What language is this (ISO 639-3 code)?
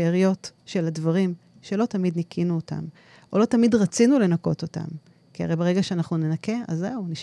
heb